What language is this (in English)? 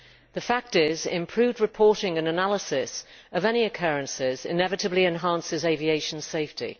English